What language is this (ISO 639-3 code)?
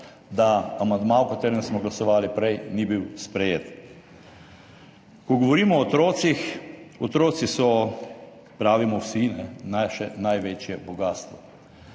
slv